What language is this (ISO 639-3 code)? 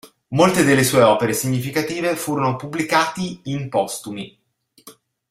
ita